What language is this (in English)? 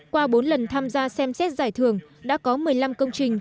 Vietnamese